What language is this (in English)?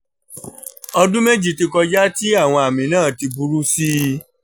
Yoruba